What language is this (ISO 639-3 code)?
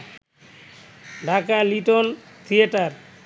ben